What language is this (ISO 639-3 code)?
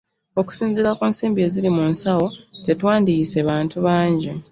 lug